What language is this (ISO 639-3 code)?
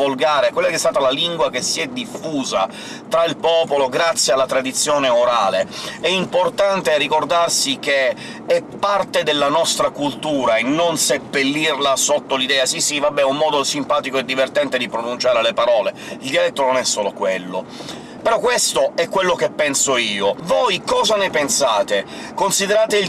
ita